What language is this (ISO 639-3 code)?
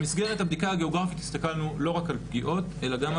heb